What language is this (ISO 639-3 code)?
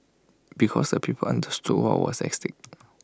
eng